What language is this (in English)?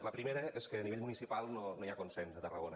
Catalan